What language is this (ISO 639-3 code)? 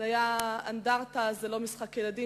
heb